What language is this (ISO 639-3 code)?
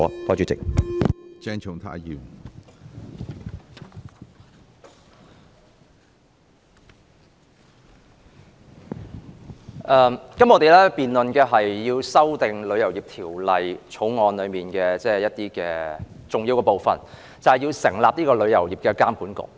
yue